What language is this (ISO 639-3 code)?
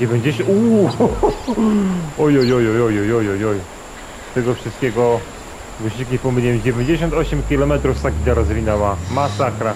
pol